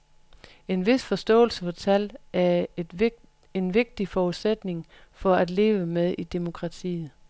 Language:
Danish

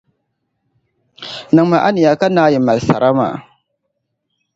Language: Dagbani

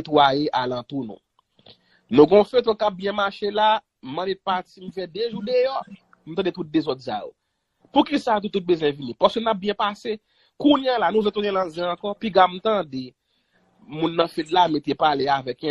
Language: French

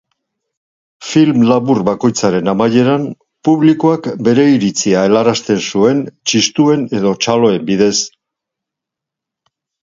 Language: Basque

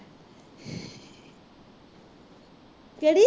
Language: Punjabi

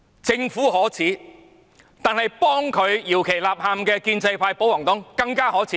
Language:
Cantonese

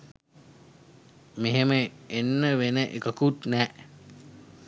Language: Sinhala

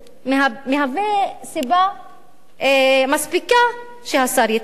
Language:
Hebrew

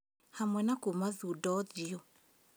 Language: Kikuyu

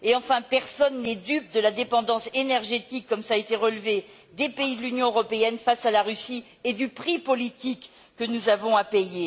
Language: French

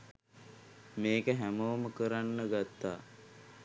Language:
Sinhala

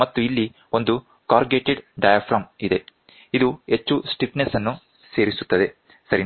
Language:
Kannada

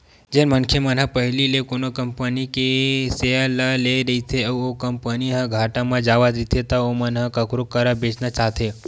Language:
Chhattisgarhi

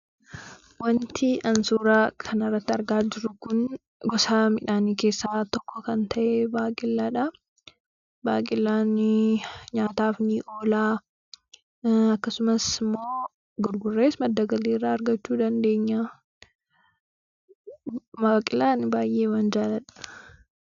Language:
Oromo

